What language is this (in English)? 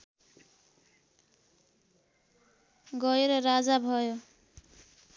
Nepali